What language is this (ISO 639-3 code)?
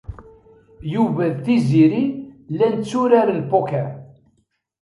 kab